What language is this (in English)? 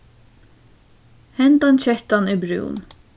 Faroese